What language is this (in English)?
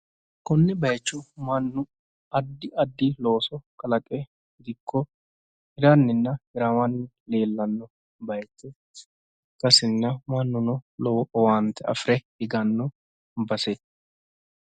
Sidamo